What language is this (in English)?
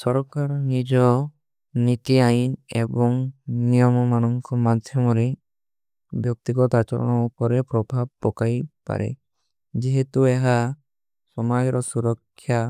Kui (India)